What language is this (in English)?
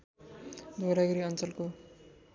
Nepali